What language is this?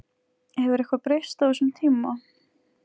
Icelandic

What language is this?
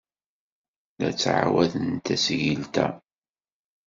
Kabyle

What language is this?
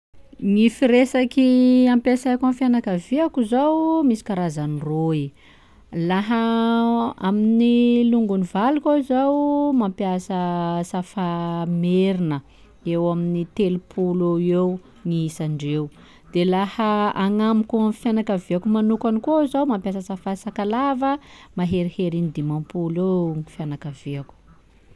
Sakalava Malagasy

